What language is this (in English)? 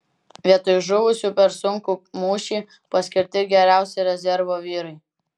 Lithuanian